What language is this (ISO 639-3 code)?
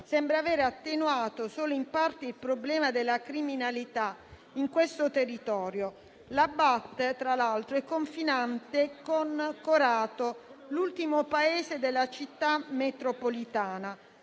ita